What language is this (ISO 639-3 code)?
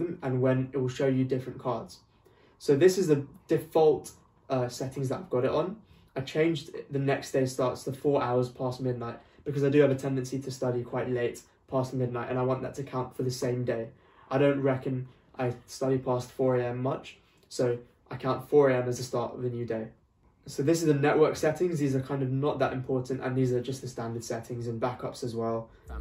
eng